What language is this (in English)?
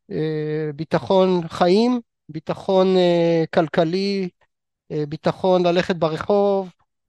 Hebrew